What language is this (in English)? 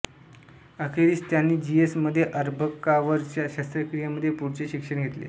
Marathi